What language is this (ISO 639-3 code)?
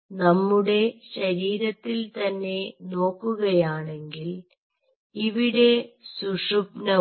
mal